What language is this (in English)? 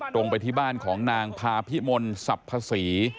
Thai